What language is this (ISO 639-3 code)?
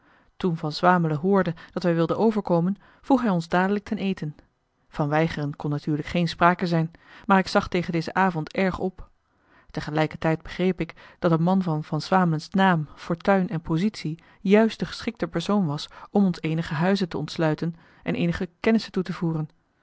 nld